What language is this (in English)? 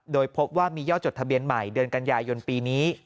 Thai